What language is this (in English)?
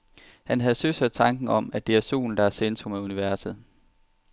Danish